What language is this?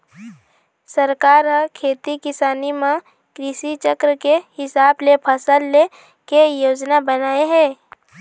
Chhattisgarhi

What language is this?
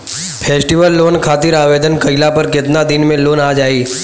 Bhojpuri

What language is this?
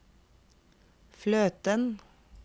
Norwegian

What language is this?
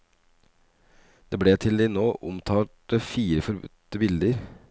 Norwegian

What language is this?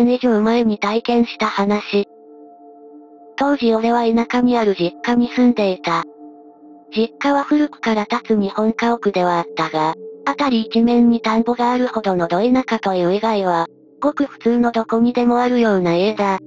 Japanese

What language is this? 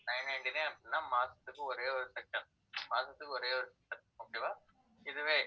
Tamil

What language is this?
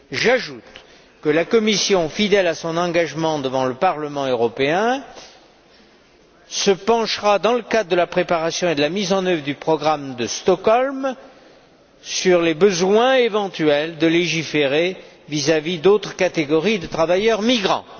French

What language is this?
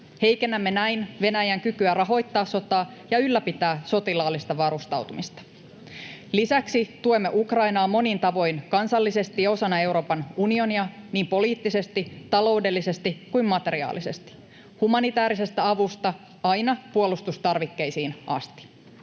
Finnish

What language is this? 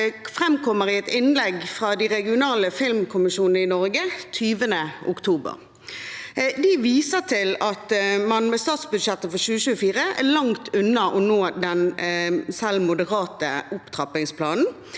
Norwegian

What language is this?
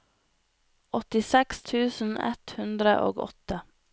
Norwegian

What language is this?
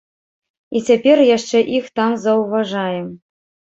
Belarusian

